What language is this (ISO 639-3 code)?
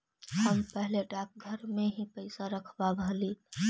mag